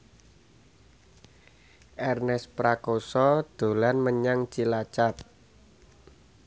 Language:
Javanese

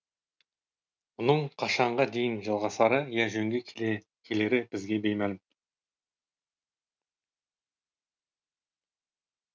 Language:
Kazakh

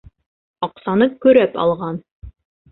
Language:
Bashkir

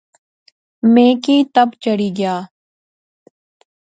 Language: Pahari-Potwari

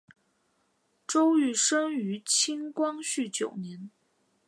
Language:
Chinese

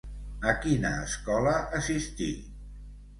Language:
Catalan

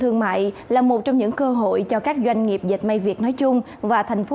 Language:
Vietnamese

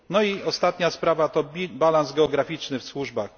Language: Polish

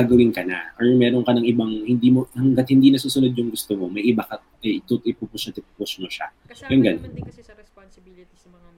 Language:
Filipino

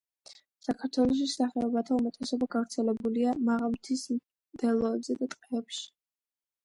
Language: Georgian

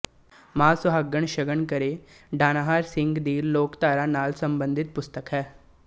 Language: Punjabi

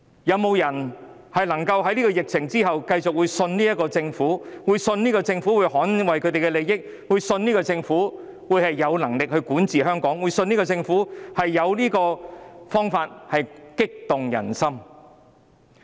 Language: Cantonese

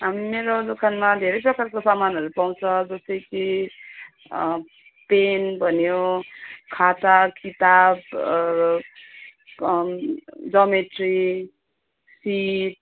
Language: Nepali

